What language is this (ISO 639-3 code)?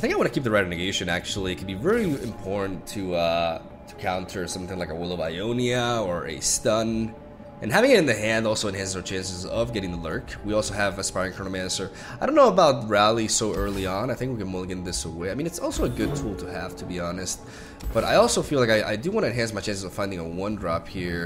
eng